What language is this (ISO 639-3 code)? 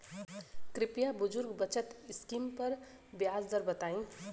bho